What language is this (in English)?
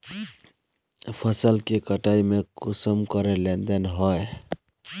Magahi